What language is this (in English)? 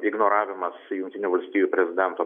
Lithuanian